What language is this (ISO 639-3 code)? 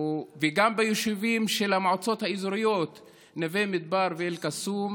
heb